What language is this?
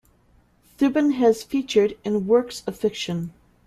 English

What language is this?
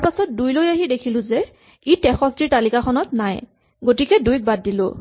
Assamese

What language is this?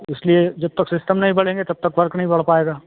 Hindi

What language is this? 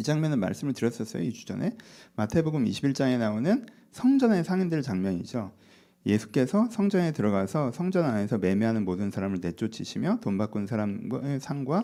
Korean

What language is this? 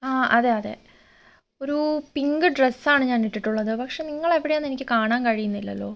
Malayalam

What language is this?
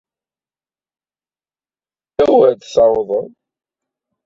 Kabyle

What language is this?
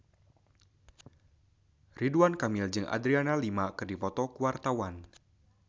Sundanese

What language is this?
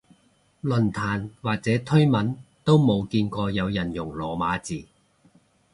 Cantonese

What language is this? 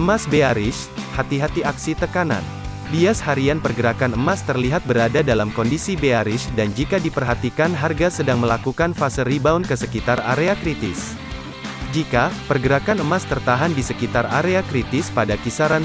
Indonesian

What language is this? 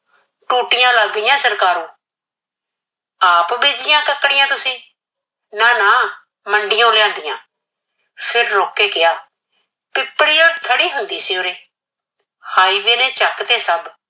Punjabi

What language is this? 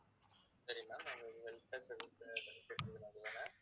Tamil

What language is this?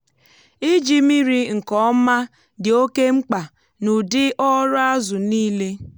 Igbo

